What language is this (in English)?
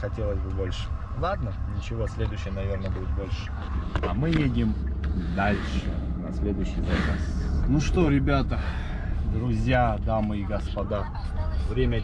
Russian